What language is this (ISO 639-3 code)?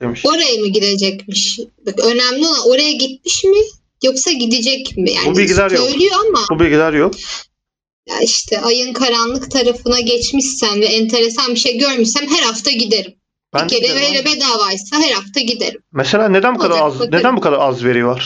tur